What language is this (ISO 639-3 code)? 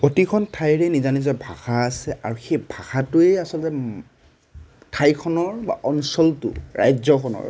asm